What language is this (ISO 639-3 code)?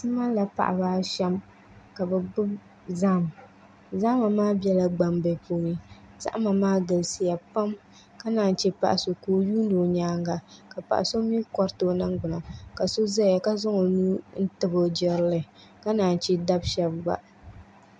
dag